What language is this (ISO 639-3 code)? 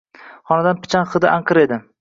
uzb